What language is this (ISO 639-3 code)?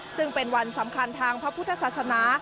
tha